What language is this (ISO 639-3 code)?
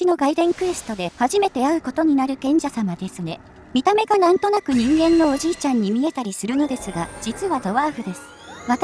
jpn